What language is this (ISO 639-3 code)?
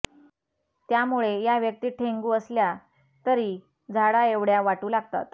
mar